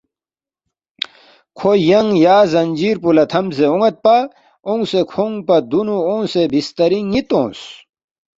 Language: Balti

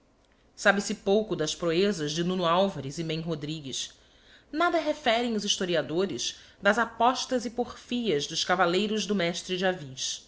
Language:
Portuguese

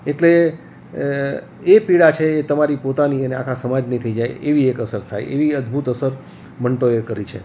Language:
Gujarati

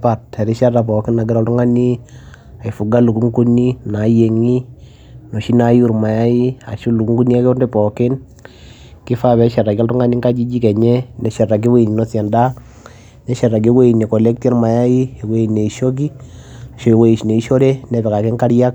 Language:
Masai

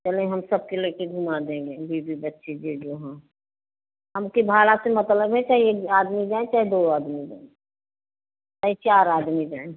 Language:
Hindi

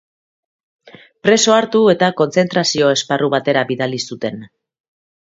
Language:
Basque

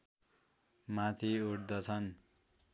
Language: Nepali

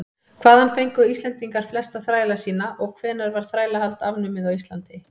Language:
Icelandic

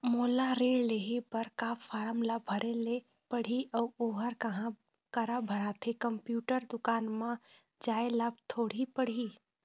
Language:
Chhattisgarhi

